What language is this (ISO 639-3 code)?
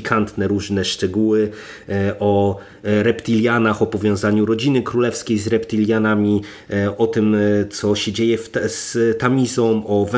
pol